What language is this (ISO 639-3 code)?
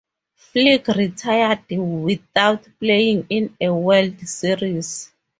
eng